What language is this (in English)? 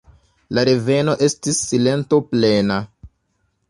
Esperanto